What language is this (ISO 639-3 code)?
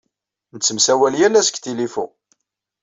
kab